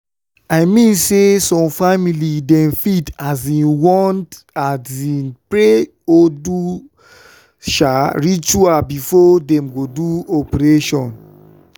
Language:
Nigerian Pidgin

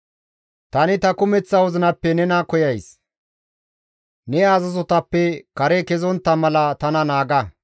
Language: Gamo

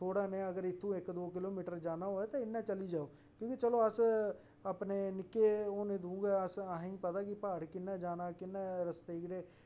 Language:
Dogri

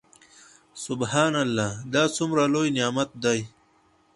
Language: Pashto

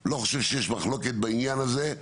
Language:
Hebrew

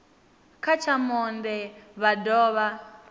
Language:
Venda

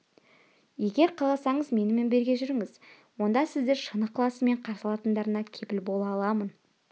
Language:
Kazakh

